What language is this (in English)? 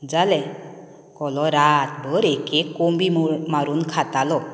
Konkani